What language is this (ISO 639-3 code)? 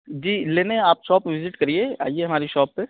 urd